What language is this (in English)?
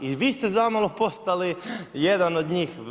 Croatian